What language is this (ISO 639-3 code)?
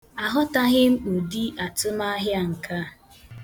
ibo